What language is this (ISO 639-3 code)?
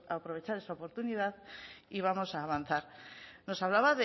spa